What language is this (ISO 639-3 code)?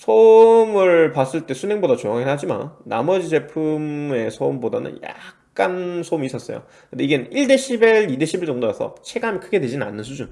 kor